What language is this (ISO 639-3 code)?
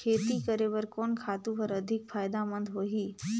hne